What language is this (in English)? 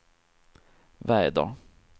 Swedish